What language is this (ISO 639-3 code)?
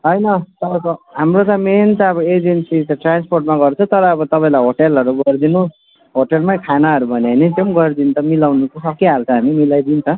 nep